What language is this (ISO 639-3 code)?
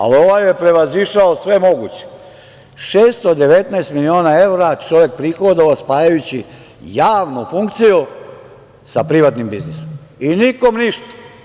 srp